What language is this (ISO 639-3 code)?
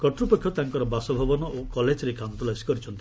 ori